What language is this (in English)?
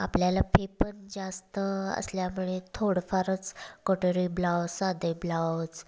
Marathi